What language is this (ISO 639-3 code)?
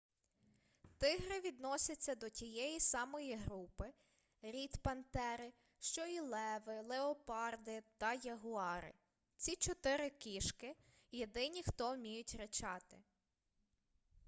ukr